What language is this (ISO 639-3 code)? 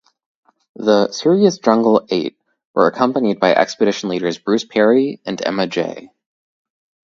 eng